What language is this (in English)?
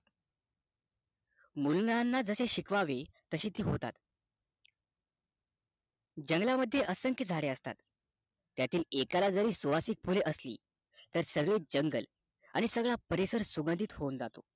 Marathi